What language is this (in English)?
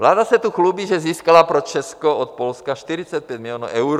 Czech